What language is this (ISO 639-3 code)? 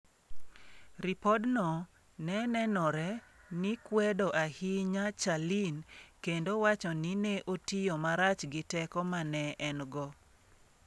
luo